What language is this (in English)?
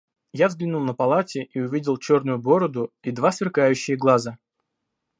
Russian